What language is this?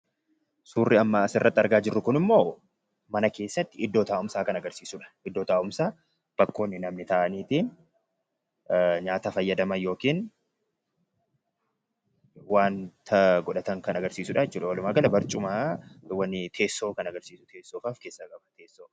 Oromo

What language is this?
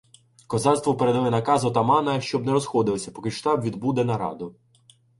Ukrainian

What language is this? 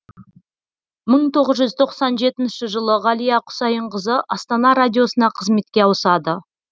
Kazakh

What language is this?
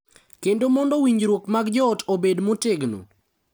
Luo (Kenya and Tanzania)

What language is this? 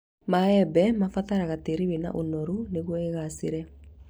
Kikuyu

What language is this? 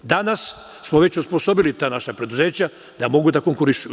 Serbian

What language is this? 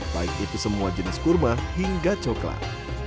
Indonesian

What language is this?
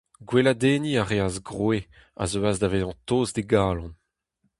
Breton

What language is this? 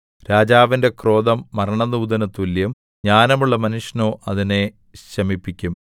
Malayalam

